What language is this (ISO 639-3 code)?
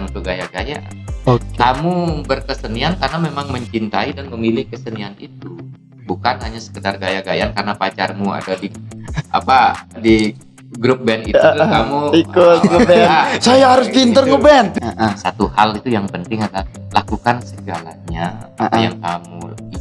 ind